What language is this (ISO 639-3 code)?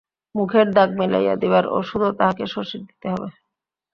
ben